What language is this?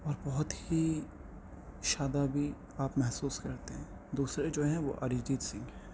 Urdu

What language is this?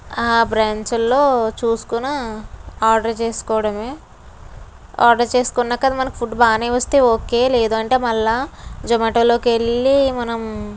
Telugu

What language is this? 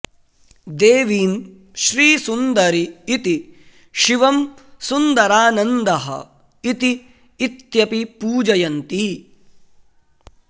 Sanskrit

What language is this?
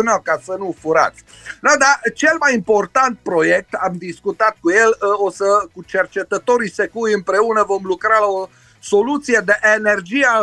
Romanian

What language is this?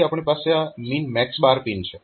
Gujarati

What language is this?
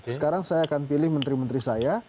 Indonesian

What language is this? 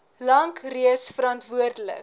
Afrikaans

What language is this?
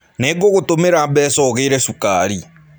Kikuyu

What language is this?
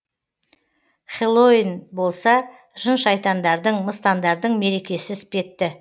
Kazakh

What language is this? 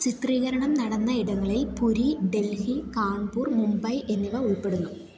Malayalam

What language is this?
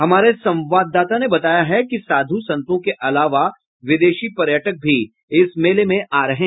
Hindi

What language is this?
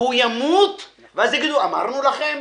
Hebrew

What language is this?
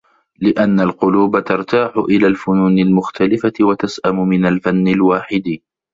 Arabic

